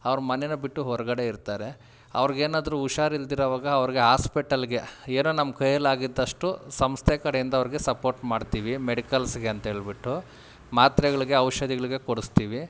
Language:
Kannada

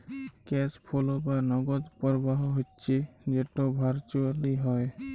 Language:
Bangla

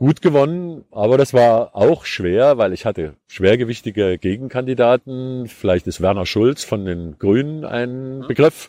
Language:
German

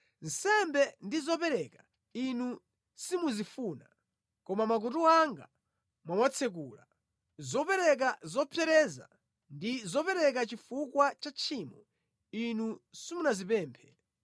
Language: Nyanja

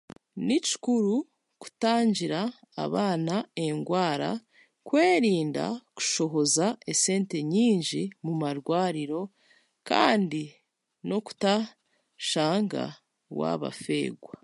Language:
Chiga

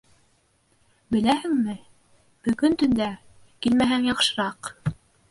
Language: Bashkir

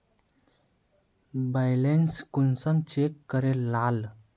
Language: Magahi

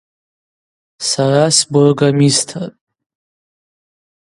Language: Abaza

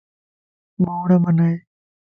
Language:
Lasi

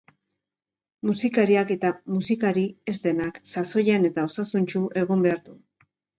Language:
Basque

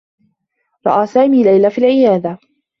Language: Arabic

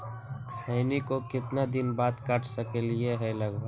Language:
Magahi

